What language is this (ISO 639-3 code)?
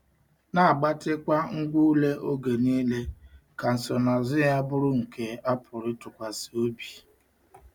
ibo